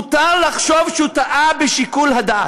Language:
Hebrew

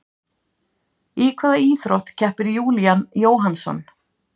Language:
Icelandic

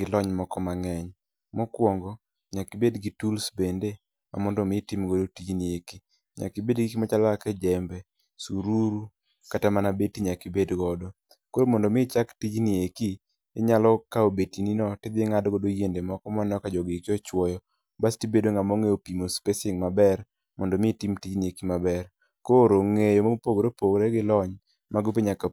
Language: Luo (Kenya and Tanzania)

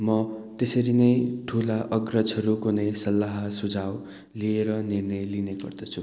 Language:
Nepali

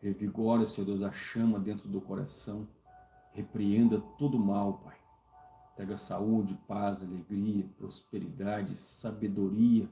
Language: Portuguese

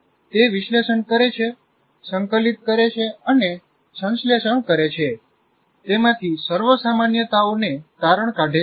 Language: Gujarati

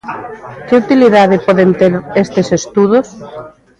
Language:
Galician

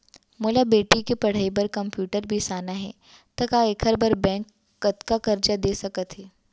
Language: Chhattisgarhi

